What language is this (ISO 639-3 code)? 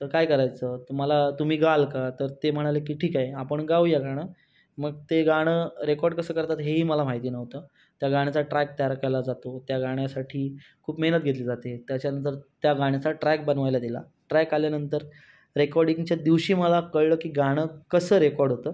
mar